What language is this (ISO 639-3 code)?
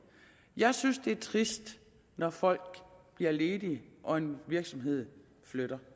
dan